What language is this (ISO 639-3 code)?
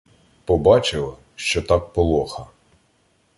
ukr